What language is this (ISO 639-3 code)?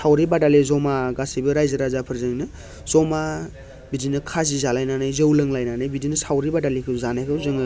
brx